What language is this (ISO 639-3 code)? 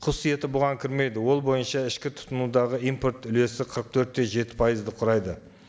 kaz